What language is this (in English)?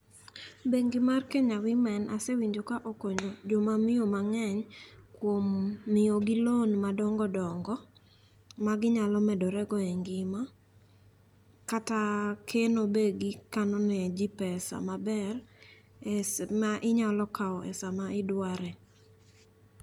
Luo (Kenya and Tanzania)